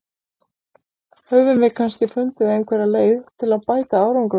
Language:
Icelandic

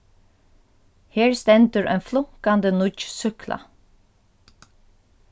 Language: Faroese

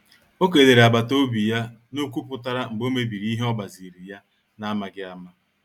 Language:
Igbo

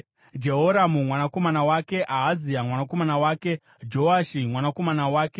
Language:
Shona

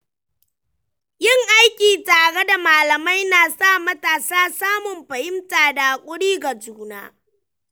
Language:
Hausa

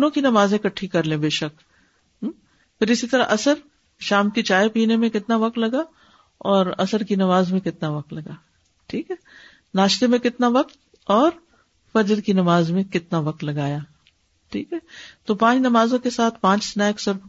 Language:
Urdu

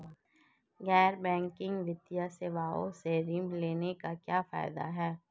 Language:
Hindi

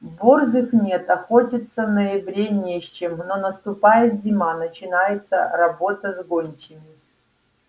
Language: Russian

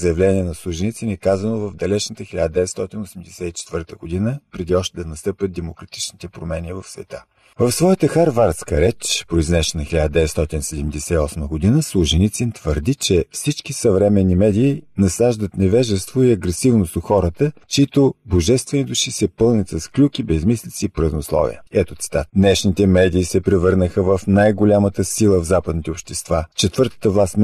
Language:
Bulgarian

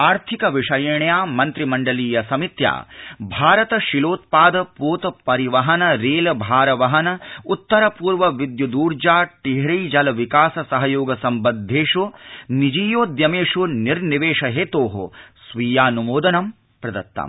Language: Sanskrit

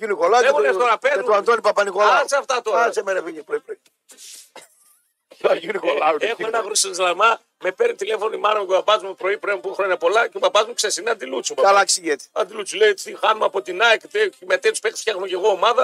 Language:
Greek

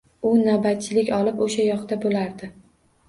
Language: Uzbek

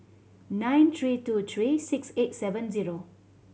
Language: English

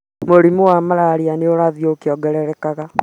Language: Kikuyu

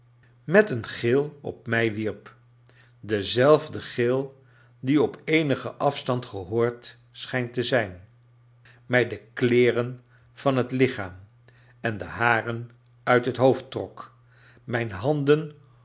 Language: Dutch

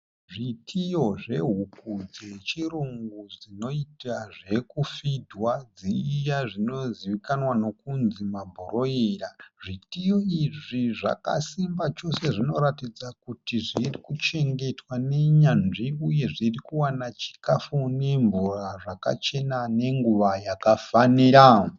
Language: Shona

